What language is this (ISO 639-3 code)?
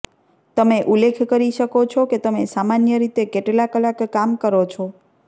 guj